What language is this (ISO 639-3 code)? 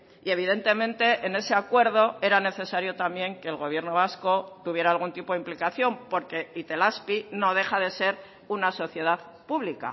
spa